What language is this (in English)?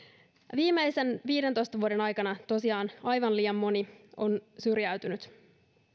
Finnish